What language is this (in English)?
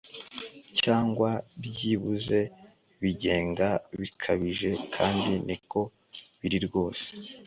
Kinyarwanda